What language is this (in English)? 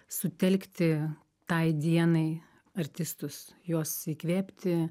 Lithuanian